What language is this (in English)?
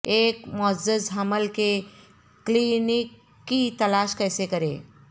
Urdu